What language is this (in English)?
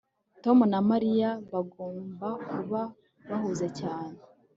Kinyarwanda